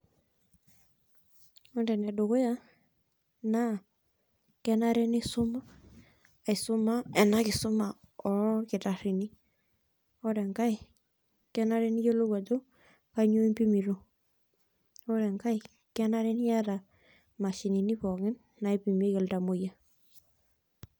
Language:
Masai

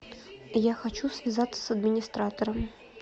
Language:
Russian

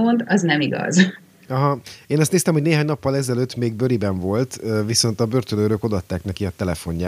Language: Hungarian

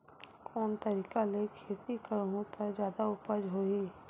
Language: Chhattisgarhi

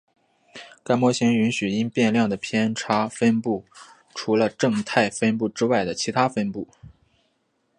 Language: Chinese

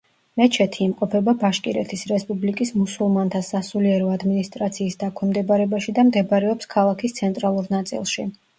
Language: Georgian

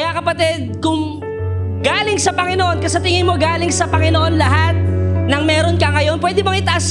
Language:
Filipino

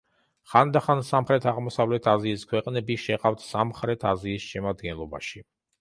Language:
Georgian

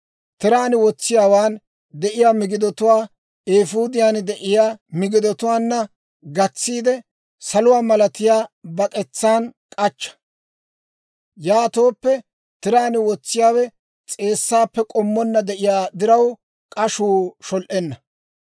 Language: Dawro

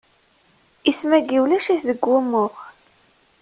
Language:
Kabyle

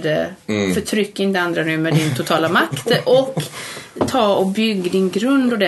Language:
Swedish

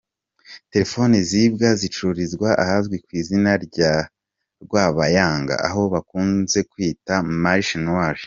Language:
Kinyarwanda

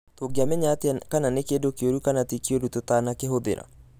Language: Kikuyu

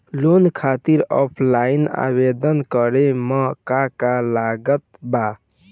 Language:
Bhojpuri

